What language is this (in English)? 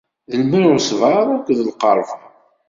Kabyle